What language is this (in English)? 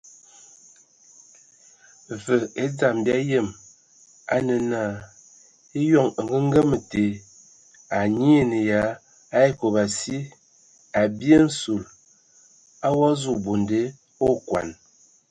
Ewondo